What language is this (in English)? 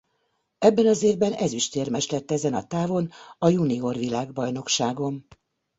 Hungarian